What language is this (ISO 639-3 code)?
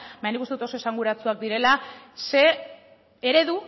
eus